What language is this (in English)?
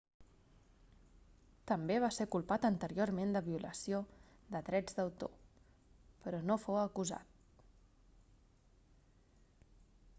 Catalan